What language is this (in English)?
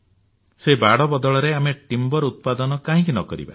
Odia